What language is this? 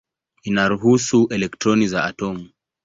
Swahili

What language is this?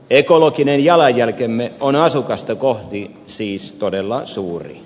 Finnish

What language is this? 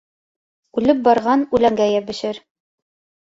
Bashkir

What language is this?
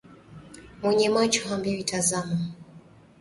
Swahili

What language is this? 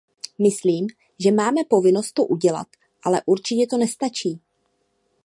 Czech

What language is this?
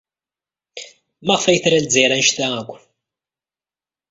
Kabyle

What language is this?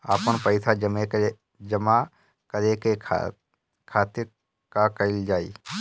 Bhojpuri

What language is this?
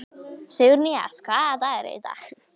Icelandic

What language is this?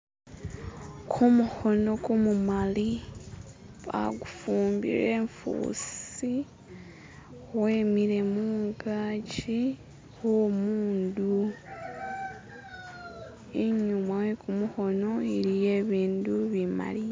Masaaba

